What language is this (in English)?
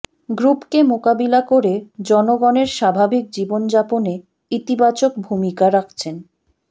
Bangla